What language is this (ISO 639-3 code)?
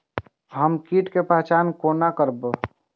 mai